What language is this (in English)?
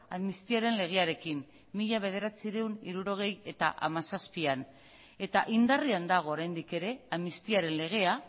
Basque